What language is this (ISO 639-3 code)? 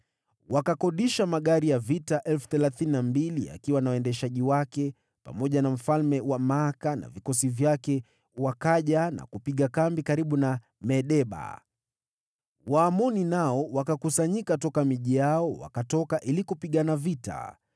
swa